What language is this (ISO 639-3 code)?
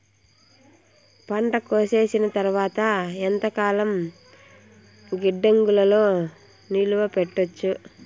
tel